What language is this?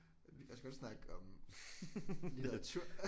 Danish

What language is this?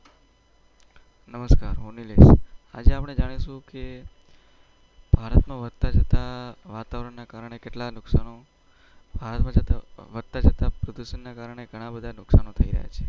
Gujarati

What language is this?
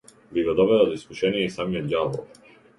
Macedonian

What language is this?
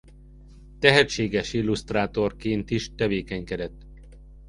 Hungarian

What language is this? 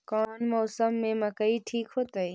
Magahi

